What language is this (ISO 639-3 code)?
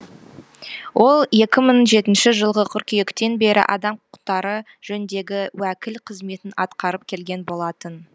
kaz